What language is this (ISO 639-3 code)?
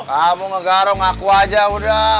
ind